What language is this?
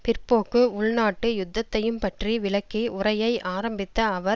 Tamil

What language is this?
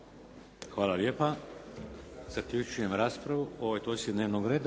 Croatian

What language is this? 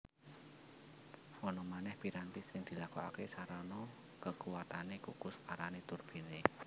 Javanese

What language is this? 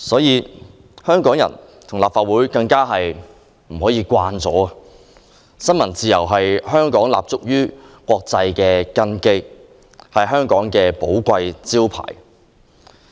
Cantonese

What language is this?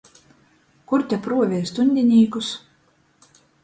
Latgalian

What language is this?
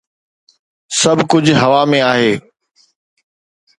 Sindhi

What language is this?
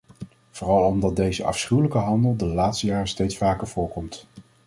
Dutch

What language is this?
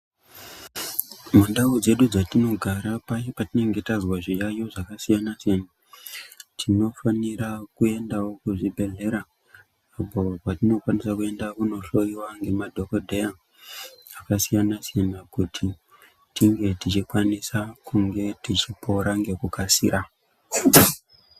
Ndau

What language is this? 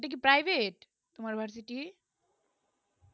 Bangla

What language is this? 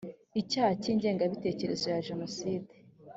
Kinyarwanda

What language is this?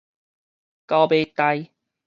Min Nan Chinese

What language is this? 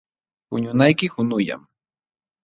Jauja Wanca Quechua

